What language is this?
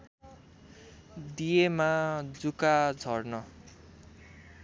Nepali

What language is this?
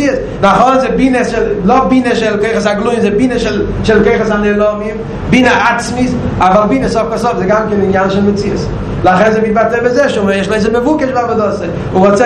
Hebrew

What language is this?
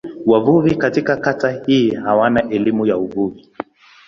Swahili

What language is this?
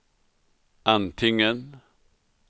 Swedish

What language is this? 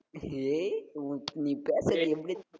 Tamil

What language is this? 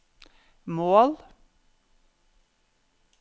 Norwegian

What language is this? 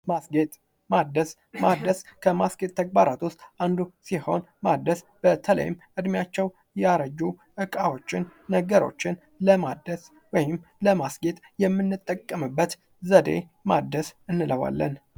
Amharic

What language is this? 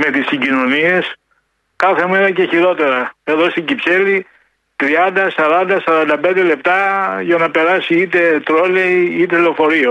Greek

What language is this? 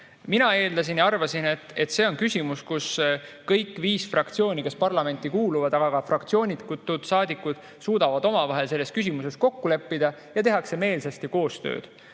Estonian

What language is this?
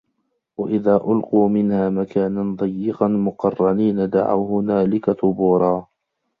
Arabic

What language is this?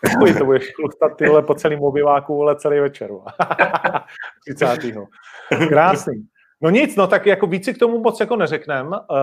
Czech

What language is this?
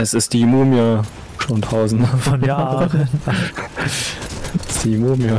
German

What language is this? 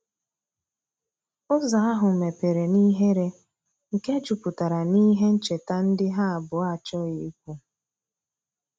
Igbo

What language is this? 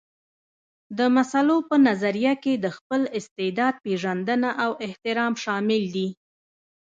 Pashto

